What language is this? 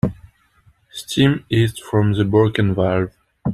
English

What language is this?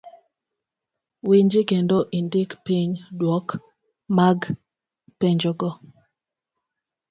Luo (Kenya and Tanzania)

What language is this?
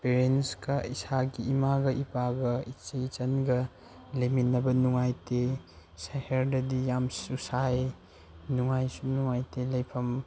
Manipuri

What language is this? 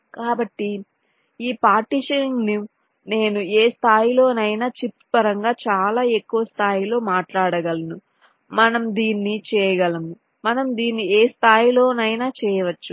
Telugu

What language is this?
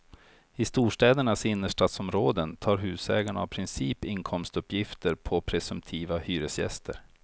Swedish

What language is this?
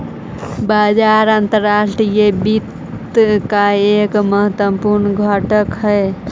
Magahi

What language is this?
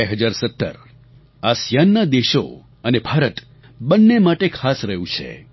Gujarati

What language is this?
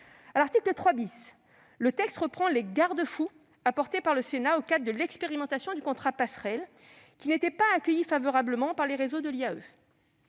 French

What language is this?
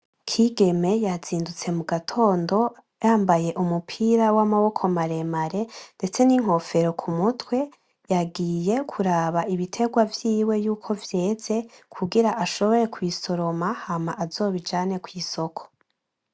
Rundi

